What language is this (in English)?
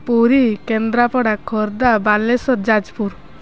Odia